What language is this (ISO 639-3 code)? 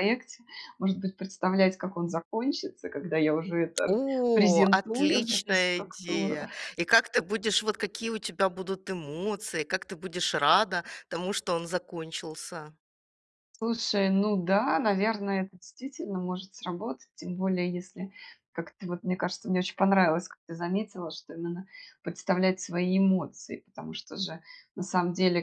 rus